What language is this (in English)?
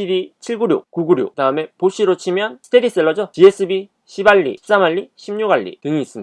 Korean